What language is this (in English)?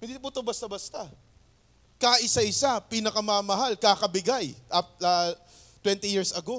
Filipino